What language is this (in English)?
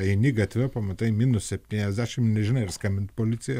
Lithuanian